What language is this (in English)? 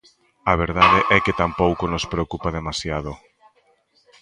Galician